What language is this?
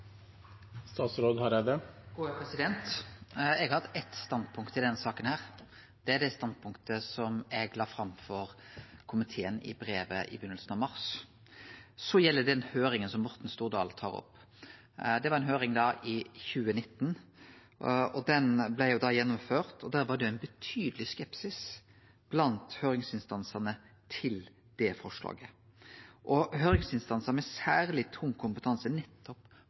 Norwegian Nynorsk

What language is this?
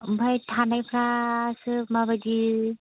Bodo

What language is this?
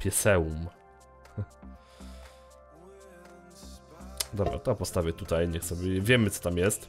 Polish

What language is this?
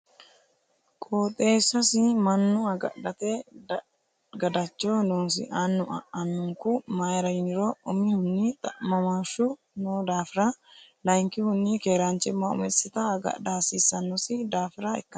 Sidamo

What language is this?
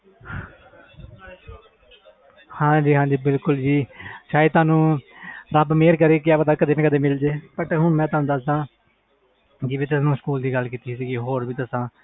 Punjabi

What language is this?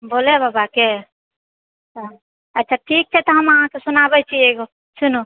Maithili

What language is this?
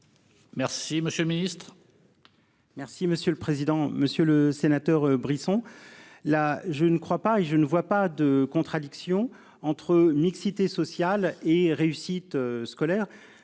French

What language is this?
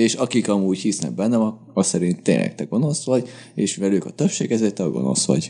Hungarian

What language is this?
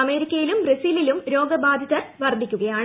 Malayalam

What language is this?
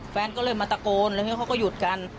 Thai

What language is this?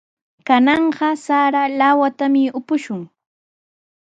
Sihuas Ancash Quechua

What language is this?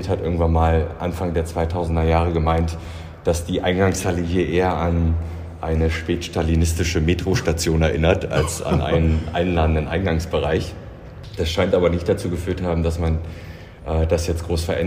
German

